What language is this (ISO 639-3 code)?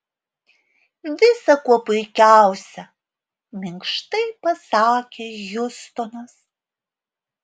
lit